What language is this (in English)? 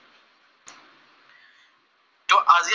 Assamese